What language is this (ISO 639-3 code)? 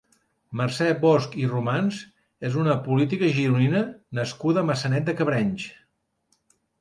cat